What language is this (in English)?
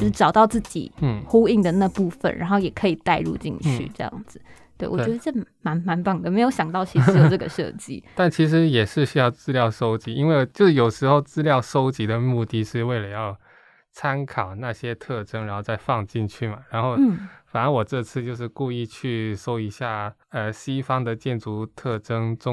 Chinese